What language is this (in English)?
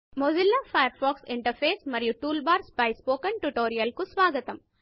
Telugu